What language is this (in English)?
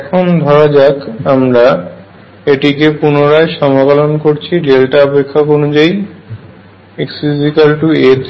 Bangla